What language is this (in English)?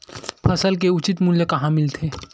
Chhattisgarhi